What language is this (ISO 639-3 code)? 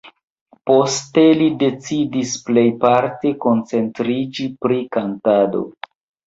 epo